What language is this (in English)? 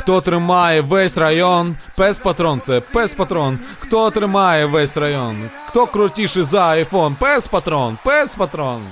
Ukrainian